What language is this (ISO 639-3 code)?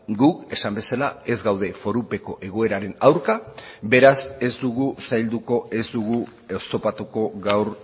eus